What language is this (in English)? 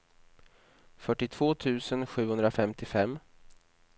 Swedish